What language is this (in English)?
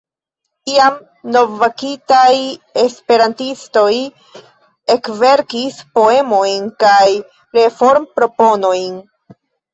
Esperanto